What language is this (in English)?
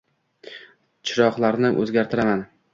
Uzbek